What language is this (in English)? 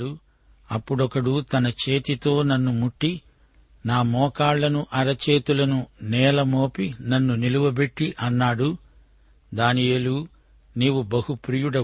Telugu